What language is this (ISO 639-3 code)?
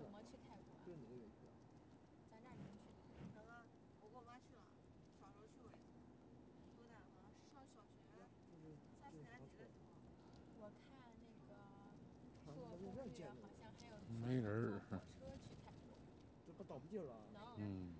zho